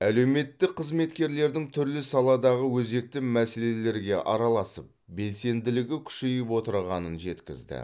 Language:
Kazakh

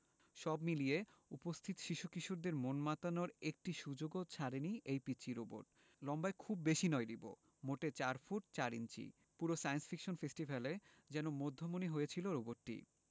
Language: Bangla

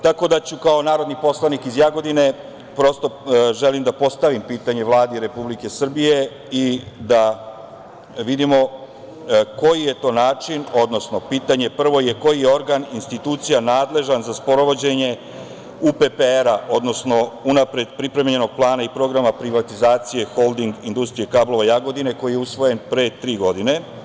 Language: Serbian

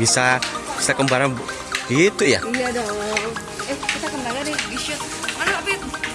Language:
Indonesian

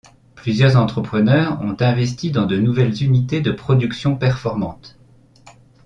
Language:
French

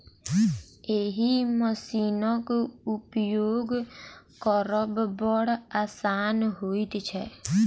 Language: Maithili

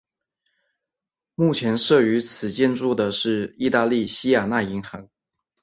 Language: Chinese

